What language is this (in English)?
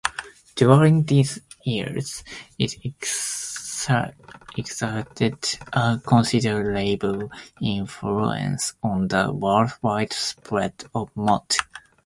English